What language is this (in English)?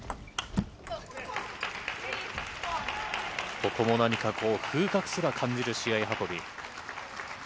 Japanese